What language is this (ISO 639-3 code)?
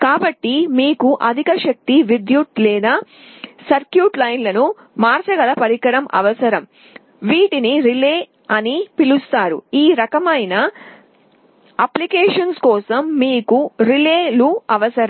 tel